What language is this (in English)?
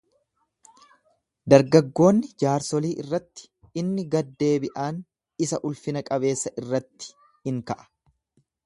Oromo